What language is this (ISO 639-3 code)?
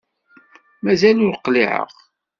kab